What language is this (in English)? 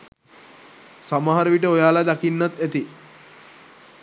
Sinhala